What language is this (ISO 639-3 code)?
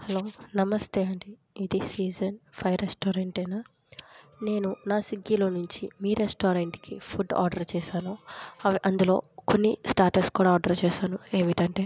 tel